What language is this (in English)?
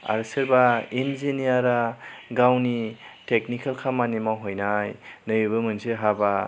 Bodo